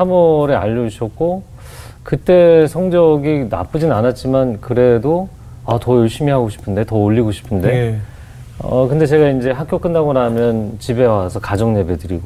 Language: Korean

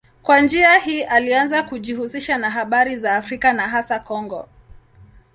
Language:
Swahili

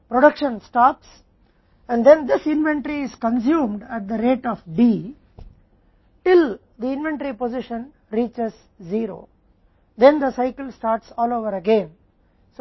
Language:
Hindi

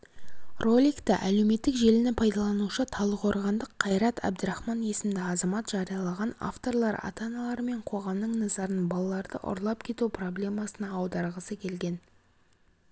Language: Kazakh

